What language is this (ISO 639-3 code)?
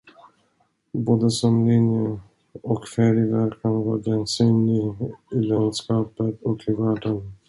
swe